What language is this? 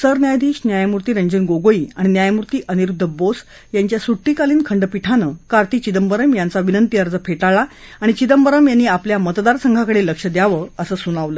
Marathi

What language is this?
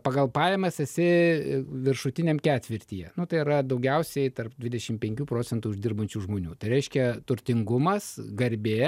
Lithuanian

